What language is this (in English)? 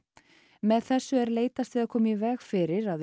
Icelandic